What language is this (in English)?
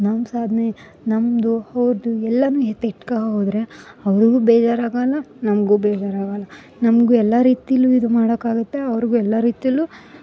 Kannada